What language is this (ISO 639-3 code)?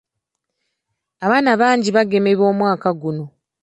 lug